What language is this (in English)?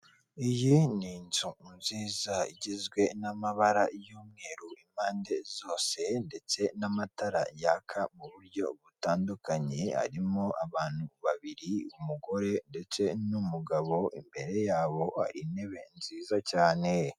Kinyarwanda